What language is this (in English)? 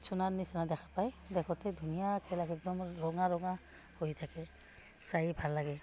Assamese